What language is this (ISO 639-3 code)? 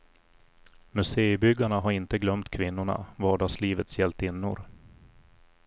swe